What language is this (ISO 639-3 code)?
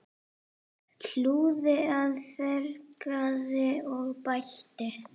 isl